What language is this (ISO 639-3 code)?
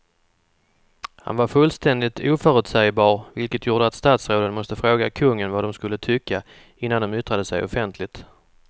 swe